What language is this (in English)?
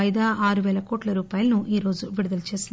Telugu